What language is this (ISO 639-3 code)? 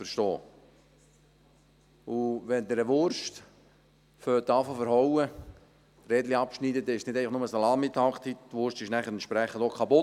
gsw